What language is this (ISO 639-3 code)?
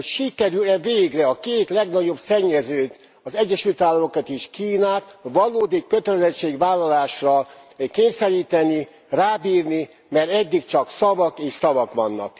hun